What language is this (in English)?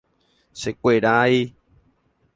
Guarani